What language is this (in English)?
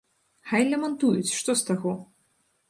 Belarusian